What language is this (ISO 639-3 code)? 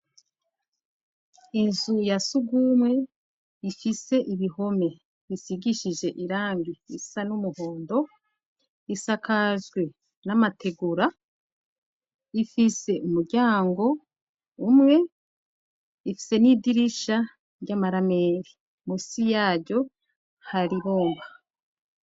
run